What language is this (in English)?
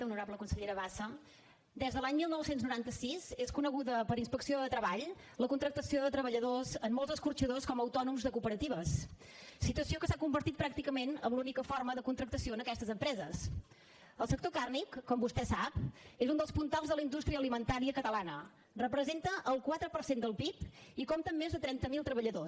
Catalan